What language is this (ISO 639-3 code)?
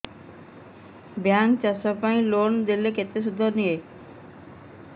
ori